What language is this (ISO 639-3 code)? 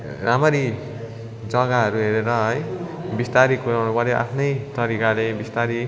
nep